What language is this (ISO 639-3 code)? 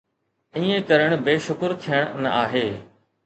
snd